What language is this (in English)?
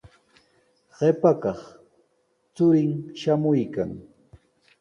Sihuas Ancash Quechua